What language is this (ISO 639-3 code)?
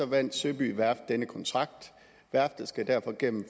dan